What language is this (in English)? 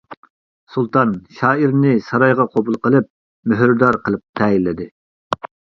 Uyghur